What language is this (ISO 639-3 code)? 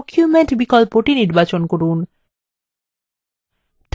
ben